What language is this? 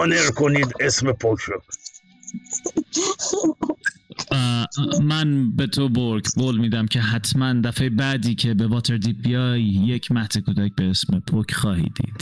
Persian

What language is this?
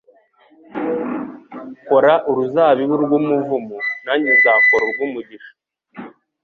Kinyarwanda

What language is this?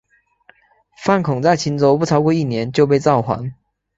Chinese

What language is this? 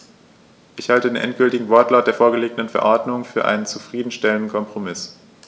German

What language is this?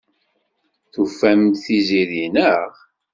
Kabyle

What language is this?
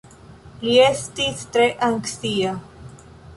Esperanto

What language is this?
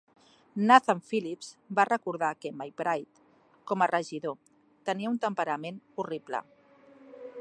Catalan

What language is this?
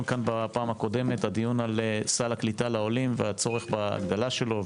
Hebrew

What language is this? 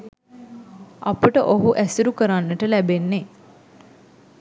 Sinhala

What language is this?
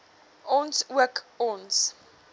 Afrikaans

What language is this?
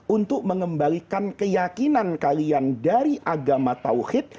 Indonesian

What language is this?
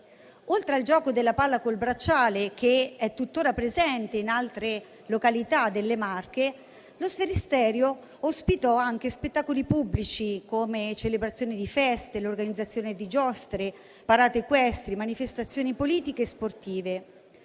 Italian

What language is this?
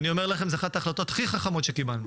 Hebrew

